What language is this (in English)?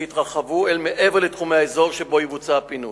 Hebrew